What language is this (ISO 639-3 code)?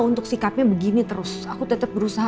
ind